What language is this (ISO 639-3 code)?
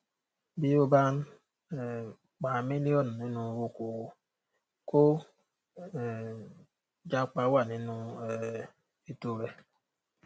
yor